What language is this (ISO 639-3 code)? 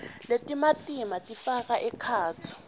ssw